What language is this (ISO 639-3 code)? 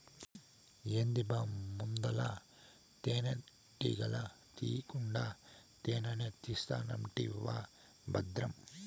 tel